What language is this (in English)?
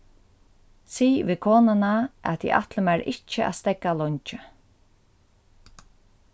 Faroese